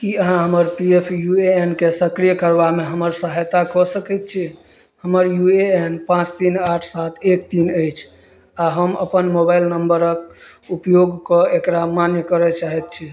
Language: Maithili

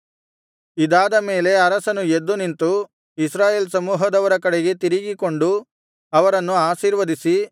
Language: Kannada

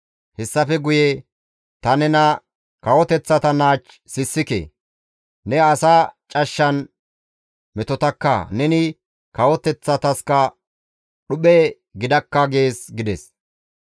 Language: Gamo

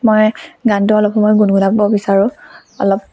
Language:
Assamese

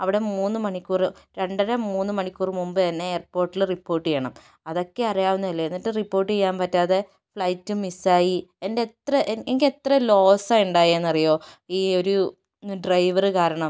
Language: Malayalam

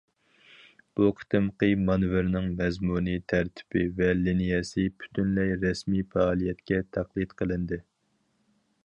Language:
Uyghur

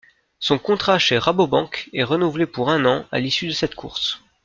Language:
French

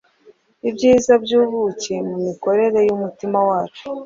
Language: Kinyarwanda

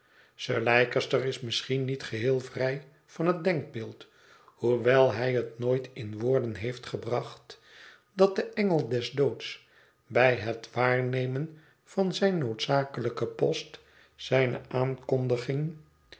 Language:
Dutch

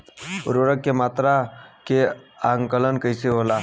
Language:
Bhojpuri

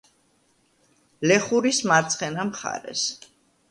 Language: Georgian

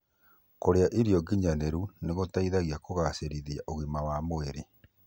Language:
Kikuyu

